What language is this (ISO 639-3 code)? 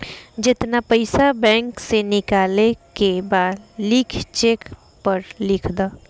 bho